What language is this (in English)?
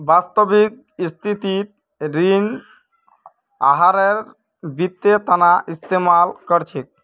Magahi